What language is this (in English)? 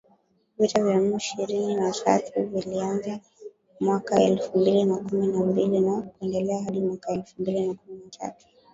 Swahili